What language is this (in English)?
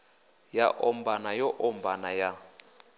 Venda